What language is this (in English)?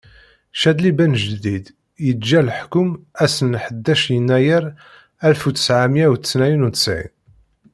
Kabyle